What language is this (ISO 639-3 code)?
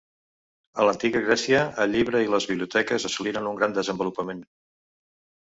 cat